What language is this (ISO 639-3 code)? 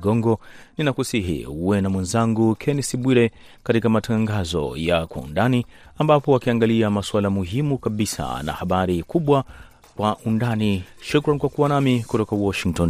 swa